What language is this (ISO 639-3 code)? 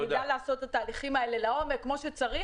heb